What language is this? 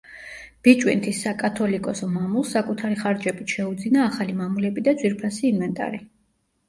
Georgian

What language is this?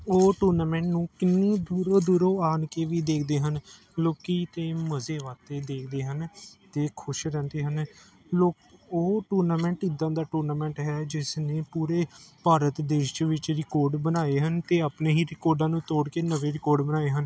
Punjabi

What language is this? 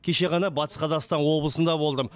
Kazakh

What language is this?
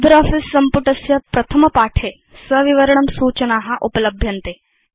Sanskrit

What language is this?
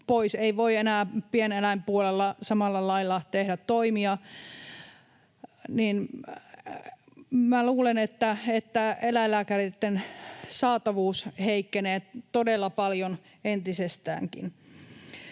Finnish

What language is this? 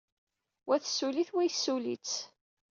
Kabyle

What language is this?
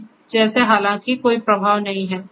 Hindi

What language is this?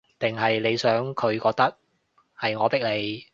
Cantonese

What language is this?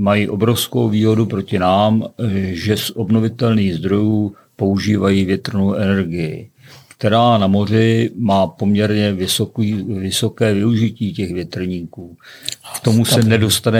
Czech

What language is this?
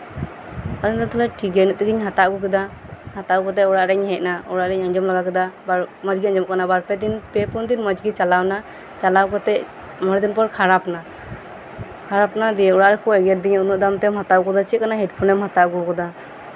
Santali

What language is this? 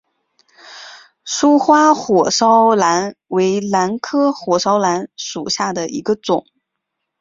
Chinese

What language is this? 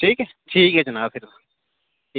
Dogri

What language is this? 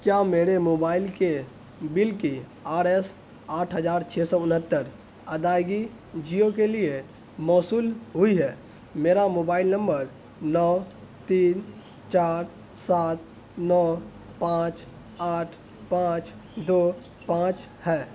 Urdu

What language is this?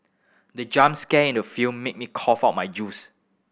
English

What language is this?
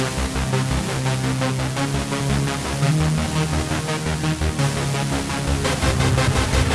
Malay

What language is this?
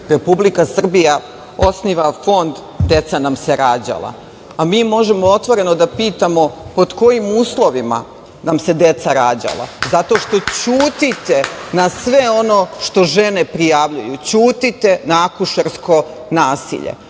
Serbian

